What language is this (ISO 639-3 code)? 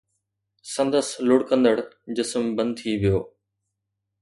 snd